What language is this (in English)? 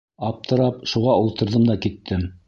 Bashkir